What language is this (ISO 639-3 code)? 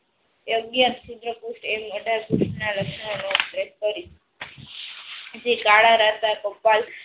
guj